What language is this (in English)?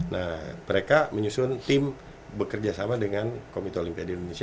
Indonesian